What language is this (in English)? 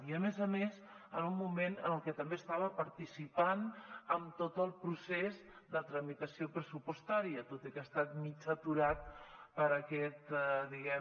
Catalan